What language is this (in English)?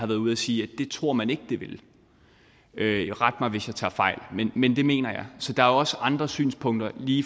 Danish